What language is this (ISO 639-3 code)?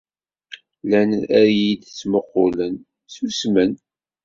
kab